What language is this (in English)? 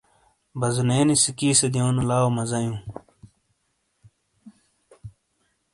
Shina